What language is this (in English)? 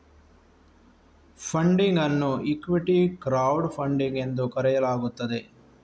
Kannada